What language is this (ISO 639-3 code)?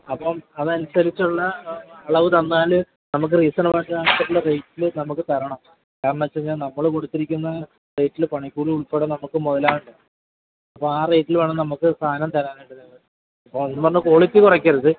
mal